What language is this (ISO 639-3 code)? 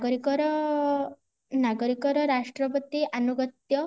ori